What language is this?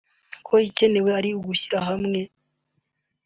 Kinyarwanda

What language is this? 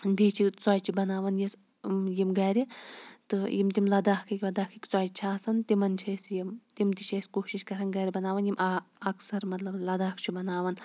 Kashmiri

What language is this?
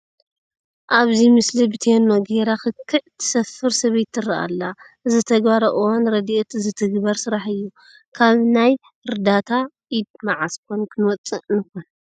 Tigrinya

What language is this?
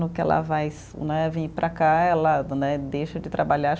Portuguese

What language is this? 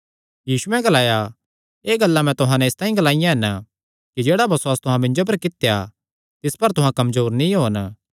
Kangri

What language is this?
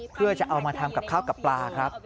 Thai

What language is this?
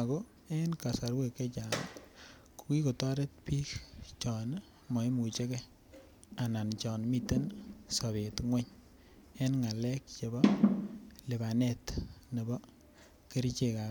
Kalenjin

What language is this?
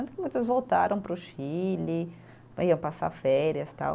Portuguese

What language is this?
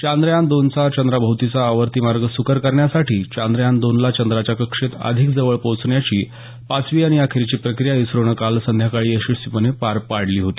Marathi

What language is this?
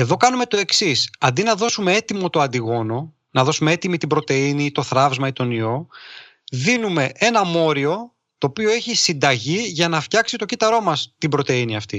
Greek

